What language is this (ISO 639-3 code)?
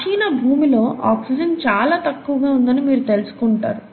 tel